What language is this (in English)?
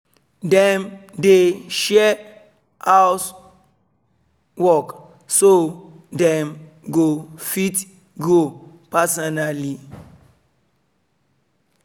Nigerian Pidgin